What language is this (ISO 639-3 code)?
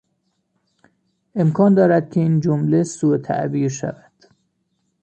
fas